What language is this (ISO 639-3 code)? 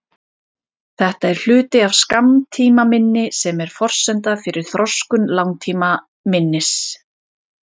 isl